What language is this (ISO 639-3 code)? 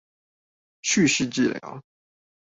zho